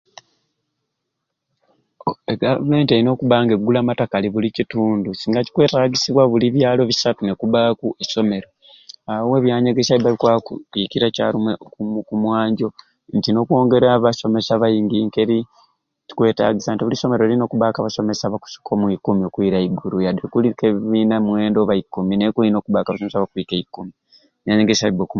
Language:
Ruuli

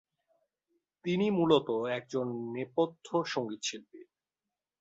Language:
Bangla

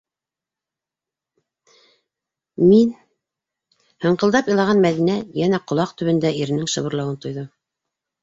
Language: Bashkir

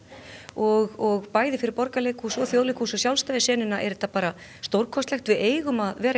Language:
Icelandic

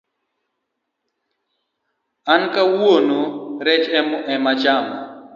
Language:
Luo (Kenya and Tanzania)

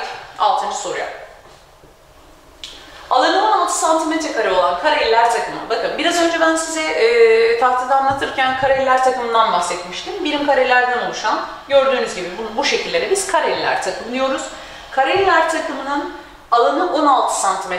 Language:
Turkish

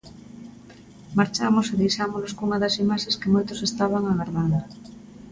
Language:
Galician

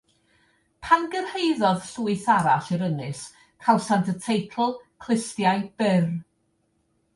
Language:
Welsh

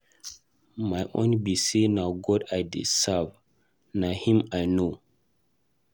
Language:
Nigerian Pidgin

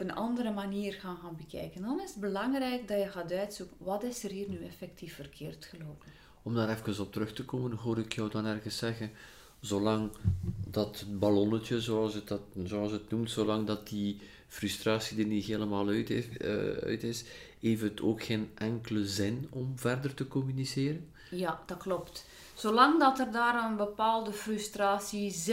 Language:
Dutch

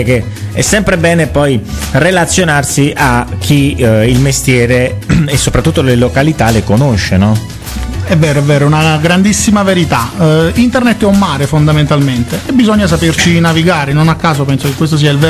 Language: Italian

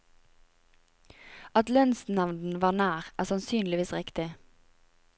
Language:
Norwegian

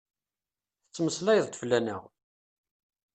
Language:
Kabyle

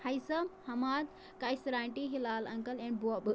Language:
Kashmiri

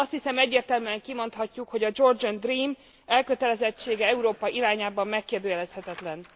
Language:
Hungarian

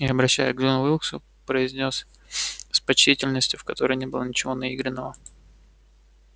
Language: Russian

